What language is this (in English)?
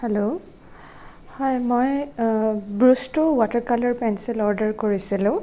Assamese